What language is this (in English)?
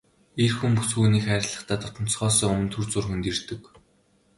Mongolian